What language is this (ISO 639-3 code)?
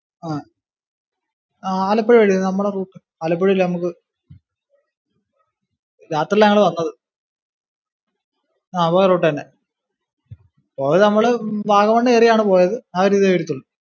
mal